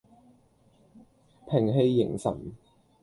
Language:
Cantonese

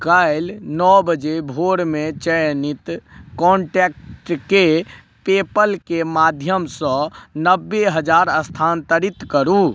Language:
Maithili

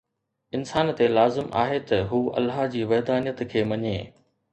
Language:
Sindhi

